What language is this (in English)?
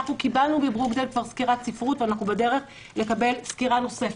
Hebrew